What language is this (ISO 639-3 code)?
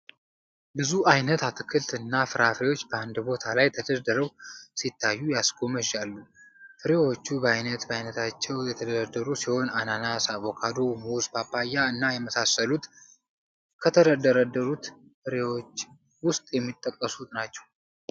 amh